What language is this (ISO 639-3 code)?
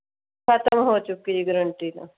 pan